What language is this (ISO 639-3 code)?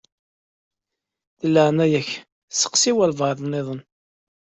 kab